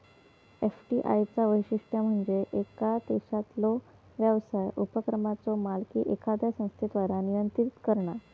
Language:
Marathi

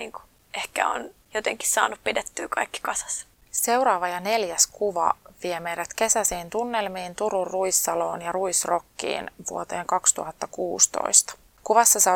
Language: Finnish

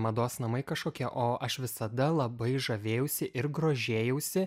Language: Lithuanian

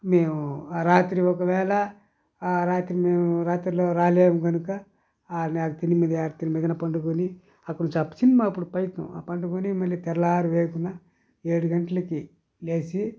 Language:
Telugu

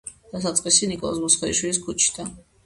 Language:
Georgian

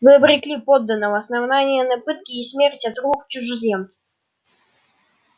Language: Russian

